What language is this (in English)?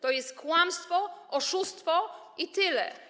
Polish